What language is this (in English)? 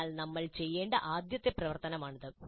Malayalam